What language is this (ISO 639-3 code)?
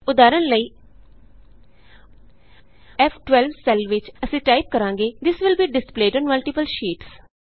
pan